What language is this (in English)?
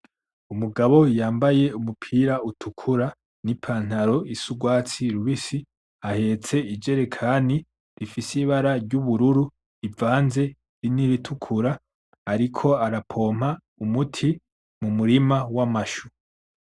Rundi